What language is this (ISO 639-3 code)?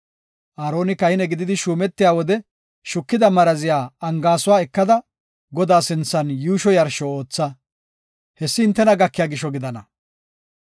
gof